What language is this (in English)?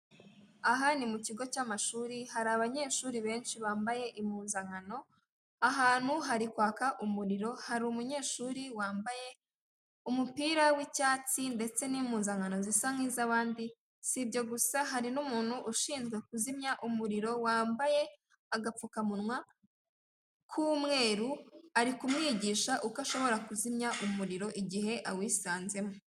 Kinyarwanda